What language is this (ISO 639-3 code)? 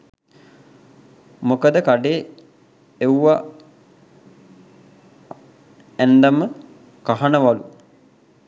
sin